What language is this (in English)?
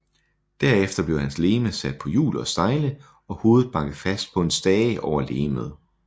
Danish